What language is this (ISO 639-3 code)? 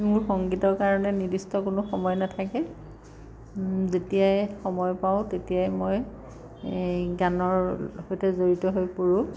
asm